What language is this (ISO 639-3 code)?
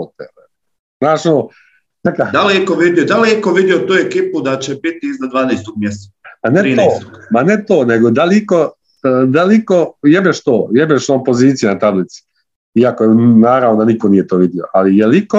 hrv